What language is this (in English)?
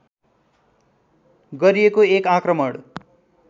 Nepali